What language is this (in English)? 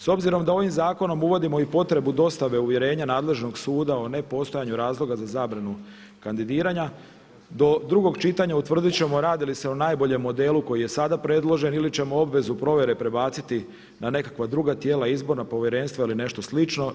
Croatian